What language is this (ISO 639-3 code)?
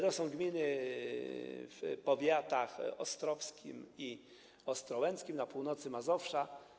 pol